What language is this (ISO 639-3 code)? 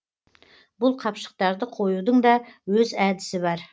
kaz